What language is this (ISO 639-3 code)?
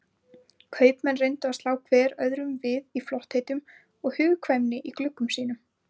isl